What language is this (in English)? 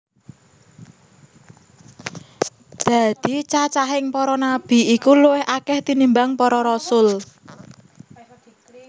Javanese